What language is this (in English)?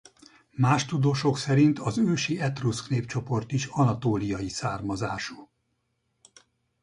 Hungarian